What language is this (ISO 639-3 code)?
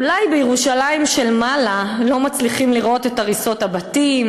heb